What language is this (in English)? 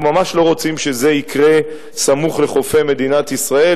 Hebrew